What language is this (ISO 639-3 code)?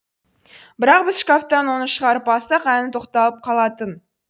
kaz